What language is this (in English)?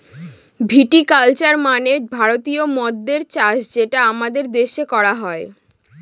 Bangla